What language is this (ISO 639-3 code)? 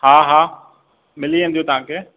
snd